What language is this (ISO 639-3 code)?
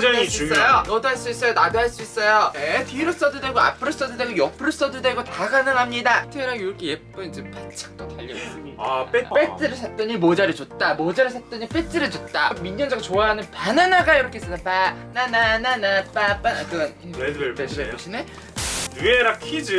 kor